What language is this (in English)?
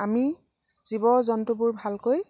Assamese